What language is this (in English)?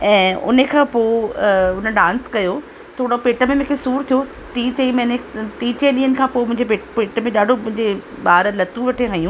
Sindhi